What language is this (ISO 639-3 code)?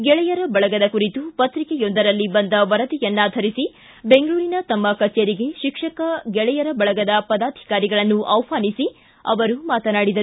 kan